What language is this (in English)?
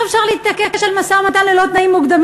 Hebrew